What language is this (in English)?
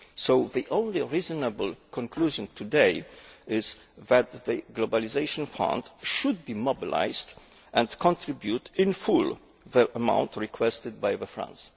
English